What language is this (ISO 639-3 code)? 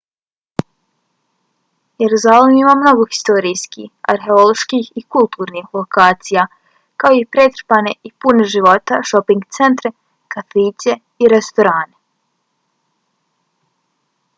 bos